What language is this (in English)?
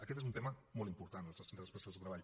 Catalan